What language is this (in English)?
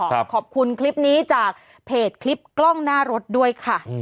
Thai